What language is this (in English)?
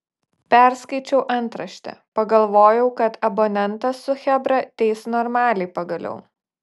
Lithuanian